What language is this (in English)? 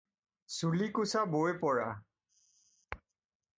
Assamese